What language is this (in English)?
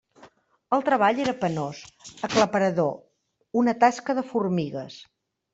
Catalan